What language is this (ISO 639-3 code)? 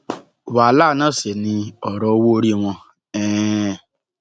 yor